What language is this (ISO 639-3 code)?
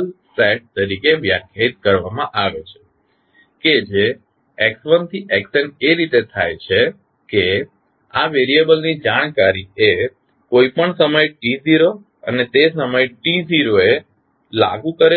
guj